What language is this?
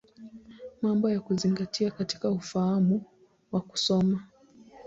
Swahili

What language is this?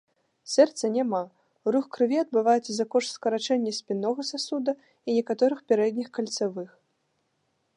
Belarusian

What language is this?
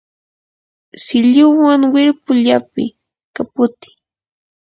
Yanahuanca Pasco Quechua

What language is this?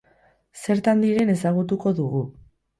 Basque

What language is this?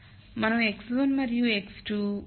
Telugu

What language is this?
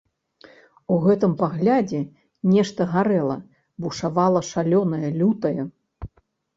Belarusian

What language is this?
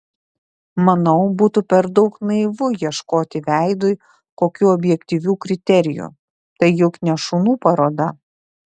Lithuanian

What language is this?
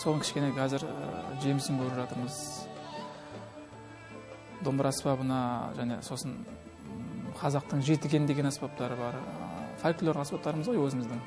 Turkish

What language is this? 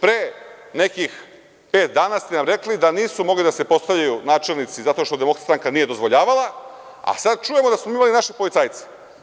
Serbian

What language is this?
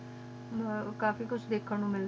Punjabi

